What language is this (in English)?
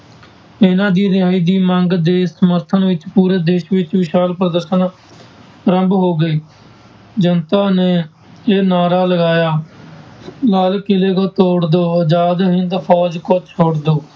Punjabi